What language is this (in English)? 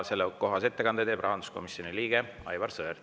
Estonian